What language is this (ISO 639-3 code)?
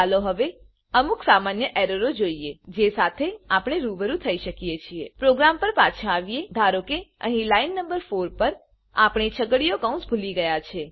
guj